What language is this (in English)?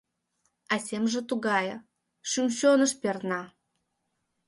Mari